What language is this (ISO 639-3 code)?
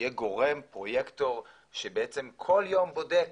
heb